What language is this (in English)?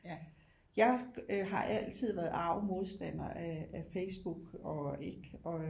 Danish